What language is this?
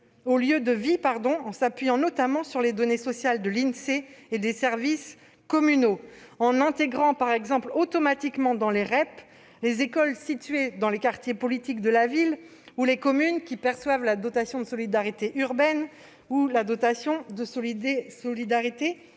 French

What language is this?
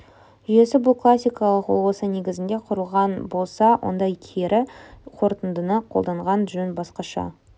Kazakh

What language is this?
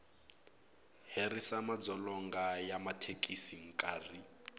Tsonga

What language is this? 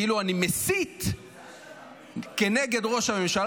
Hebrew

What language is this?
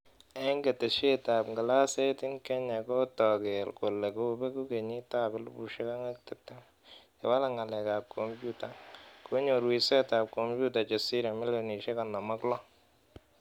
Kalenjin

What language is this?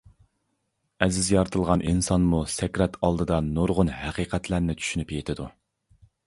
Uyghur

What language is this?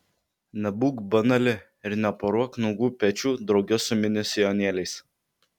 Lithuanian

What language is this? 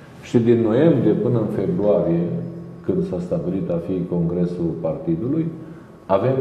Romanian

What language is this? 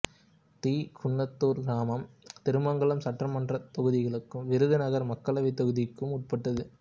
Tamil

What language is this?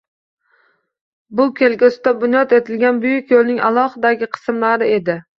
Uzbek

